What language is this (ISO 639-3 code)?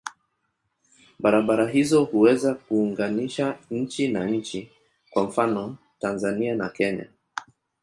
swa